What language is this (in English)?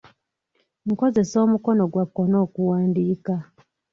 Ganda